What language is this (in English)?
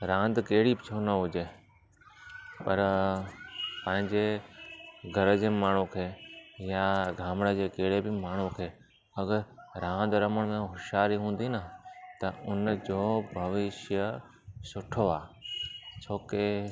Sindhi